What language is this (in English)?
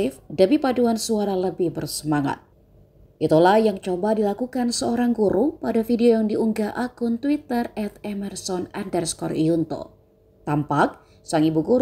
Indonesian